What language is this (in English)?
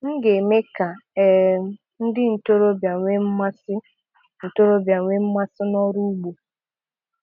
Igbo